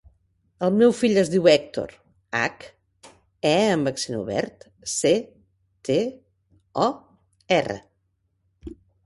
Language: Catalan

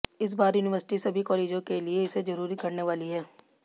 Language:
Hindi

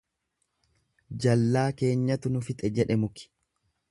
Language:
Oromo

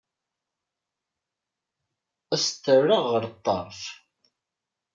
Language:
Kabyle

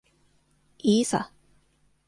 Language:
Japanese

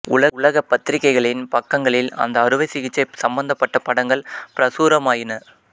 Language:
Tamil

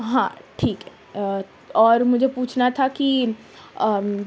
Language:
Urdu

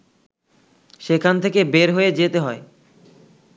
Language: Bangla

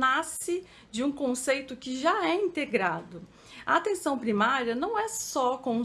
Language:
Portuguese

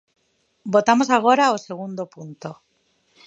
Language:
Galician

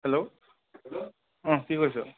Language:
Assamese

